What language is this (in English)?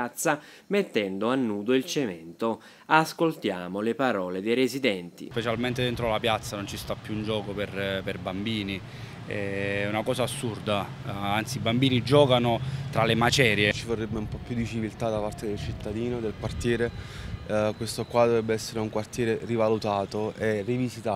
Italian